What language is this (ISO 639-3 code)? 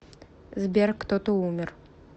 rus